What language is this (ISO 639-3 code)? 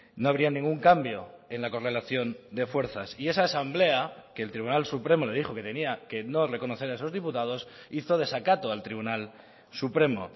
spa